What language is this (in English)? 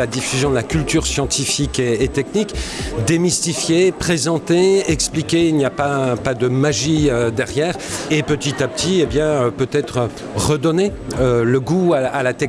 French